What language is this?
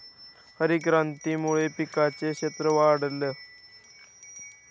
Marathi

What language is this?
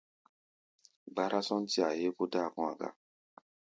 Gbaya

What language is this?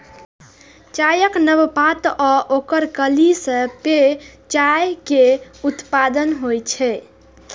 Maithili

